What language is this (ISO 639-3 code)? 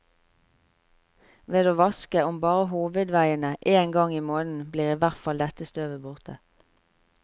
nor